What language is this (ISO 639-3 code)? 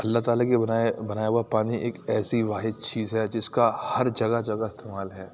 urd